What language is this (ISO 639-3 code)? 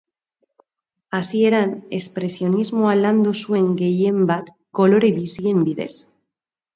eus